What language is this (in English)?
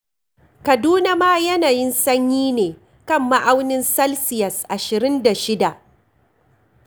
Hausa